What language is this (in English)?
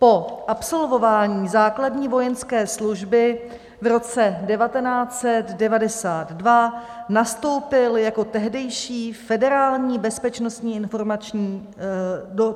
Czech